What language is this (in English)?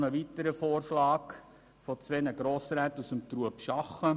Swiss German